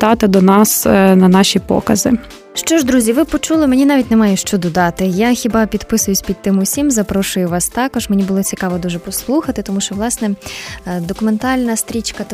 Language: Ukrainian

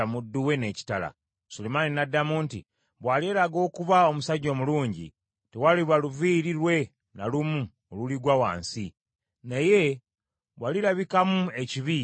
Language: Ganda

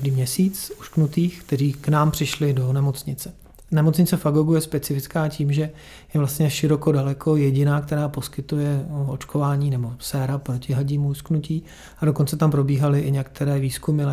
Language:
Czech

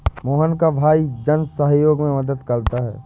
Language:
Hindi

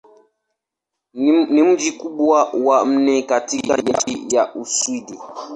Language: Swahili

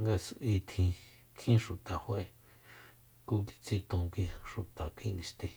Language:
Soyaltepec Mazatec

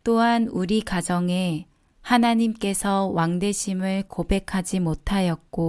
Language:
Korean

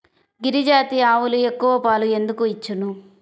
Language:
Telugu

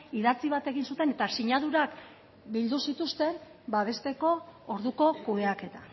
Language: Basque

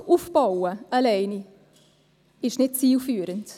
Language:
Swiss German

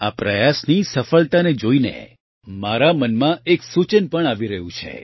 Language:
Gujarati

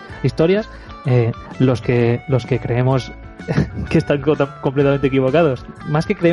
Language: Spanish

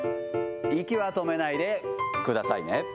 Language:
Japanese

